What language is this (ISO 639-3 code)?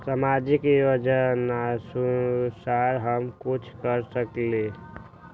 mag